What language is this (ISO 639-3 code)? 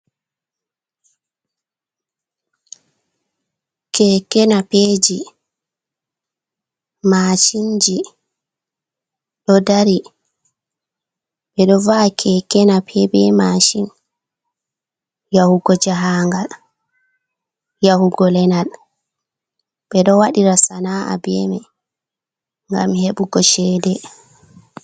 ful